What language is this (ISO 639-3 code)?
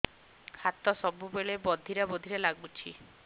ori